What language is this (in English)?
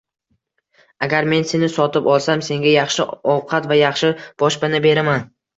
Uzbek